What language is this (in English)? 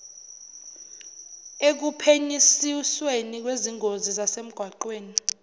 Zulu